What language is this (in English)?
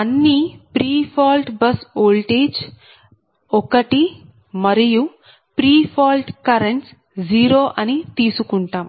Telugu